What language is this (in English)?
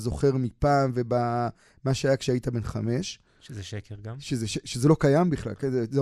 Hebrew